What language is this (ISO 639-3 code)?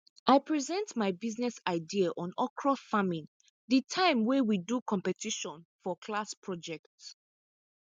pcm